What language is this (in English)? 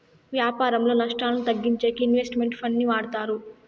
Telugu